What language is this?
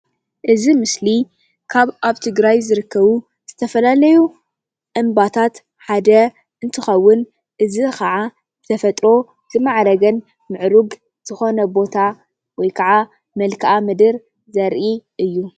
Tigrinya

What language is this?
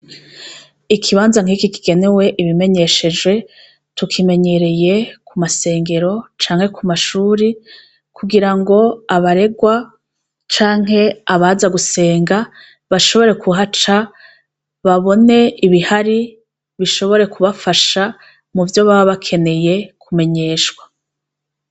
Rundi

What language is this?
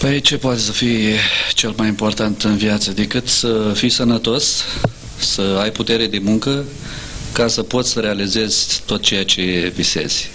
Romanian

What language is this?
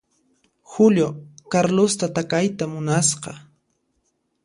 Puno Quechua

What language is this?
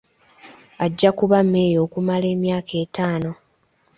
Ganda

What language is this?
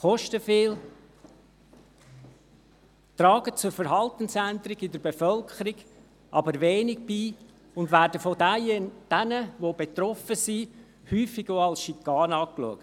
Swiss German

